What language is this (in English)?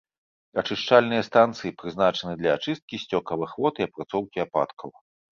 Belarusian